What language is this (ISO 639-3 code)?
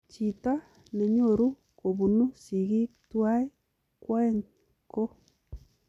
kln